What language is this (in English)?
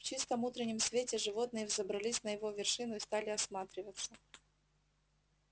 Russian